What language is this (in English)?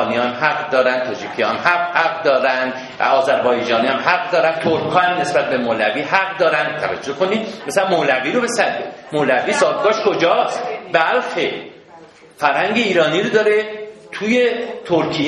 Persian